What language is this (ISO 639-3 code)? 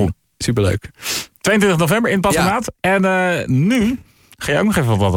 nld